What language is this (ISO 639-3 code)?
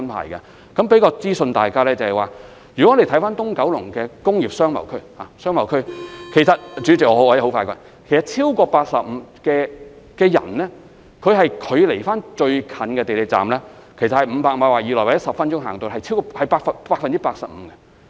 yue